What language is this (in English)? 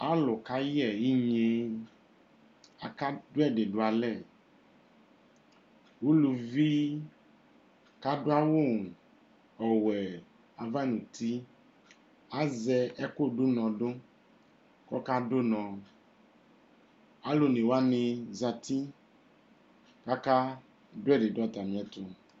Ikposo